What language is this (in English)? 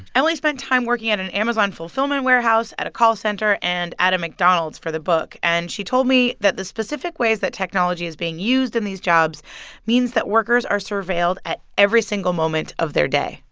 English